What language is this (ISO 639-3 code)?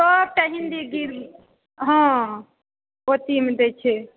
mai